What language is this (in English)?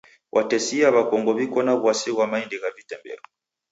Taita